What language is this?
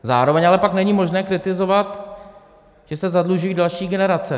Czech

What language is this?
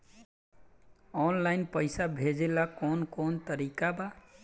Bhojpuri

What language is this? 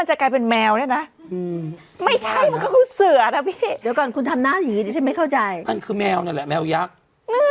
Thai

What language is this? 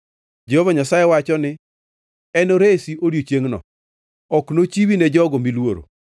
Luo (Kenya and Tanzania)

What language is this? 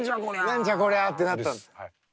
Japanese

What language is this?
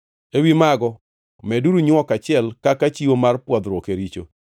Luo (Kenya and Tanzania)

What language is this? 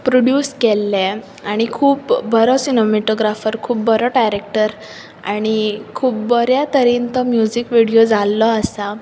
Konkani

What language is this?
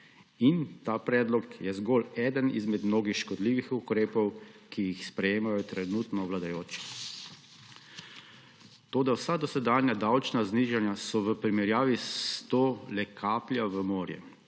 Slovenian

